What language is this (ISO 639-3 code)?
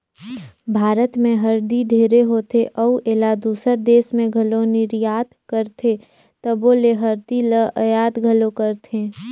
hne